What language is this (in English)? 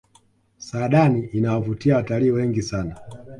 Swahili